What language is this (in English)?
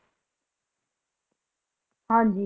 Punjabi